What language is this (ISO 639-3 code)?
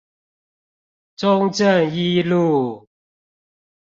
zho